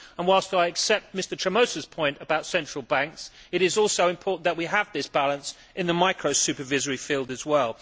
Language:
English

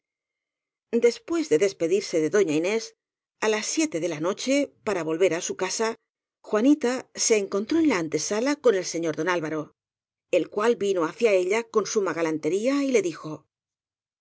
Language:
Spanish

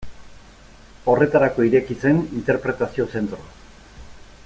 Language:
Basque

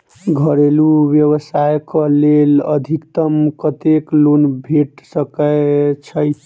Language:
Maithili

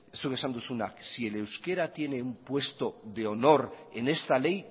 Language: Spanish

